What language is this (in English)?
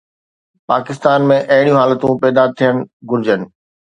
Sindhi